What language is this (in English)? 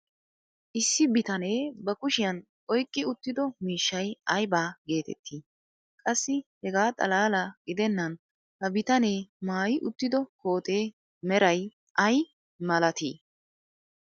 Wolaytta